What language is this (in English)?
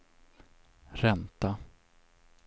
Swedish